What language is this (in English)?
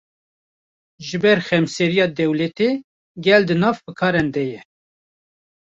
Kurdish